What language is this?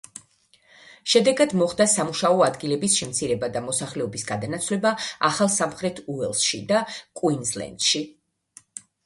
Georgian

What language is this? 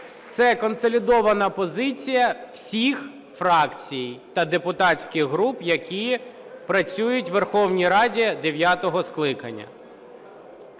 Ukrainian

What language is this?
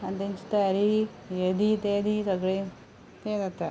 Konkani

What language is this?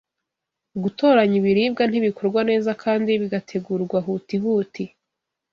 Kinyarwanda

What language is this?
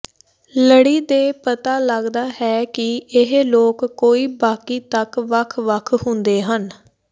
Punjabi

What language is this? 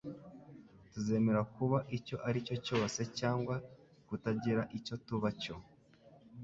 Kinyarwanda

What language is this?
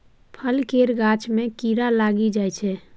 Maithili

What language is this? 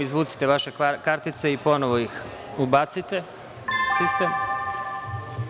Serbian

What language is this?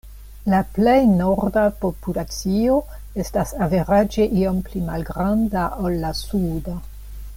Esperanto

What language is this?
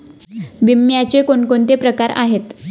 Marathi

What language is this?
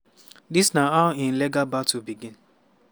Nigerian Pidgin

